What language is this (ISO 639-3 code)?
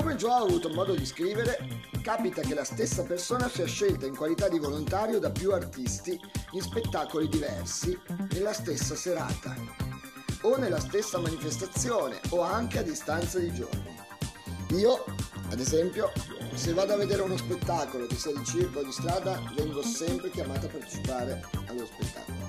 ita